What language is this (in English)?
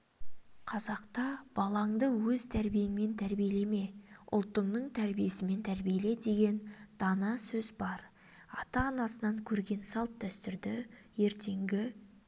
Kazakh